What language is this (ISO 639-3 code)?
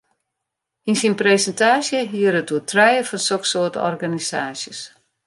fry